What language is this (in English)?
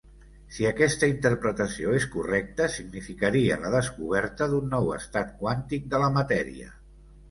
Catalan